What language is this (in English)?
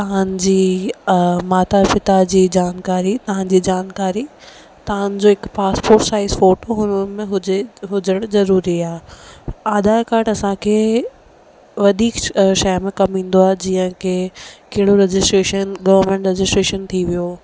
Sindhi